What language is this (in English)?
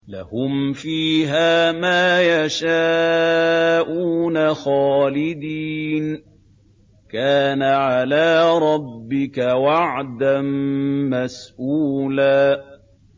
Arabic